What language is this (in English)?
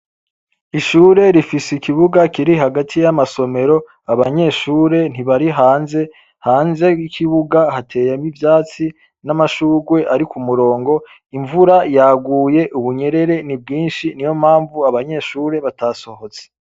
Rundi